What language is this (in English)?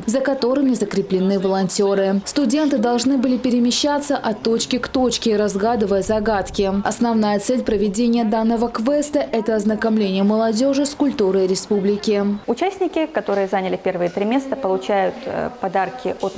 Russian